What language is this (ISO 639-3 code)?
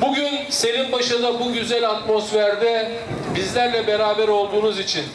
tur